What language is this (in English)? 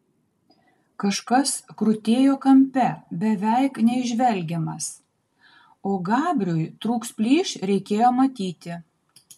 Lithuanian